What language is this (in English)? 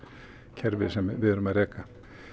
Icelandic